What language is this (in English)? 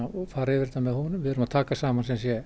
Icelandic